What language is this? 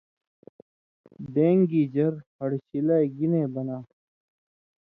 Indus Kohistani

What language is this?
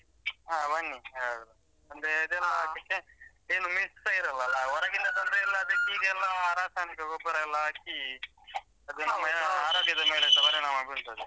Kannada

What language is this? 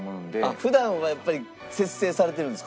Japanese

